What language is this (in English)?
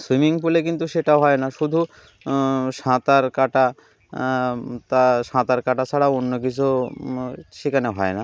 Bangla